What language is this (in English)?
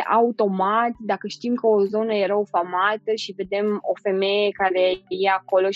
Romanian